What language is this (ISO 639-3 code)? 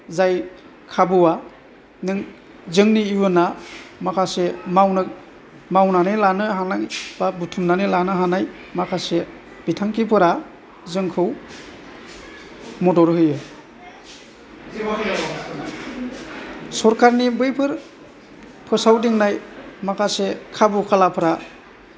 brx